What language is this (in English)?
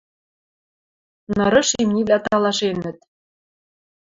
Western Mari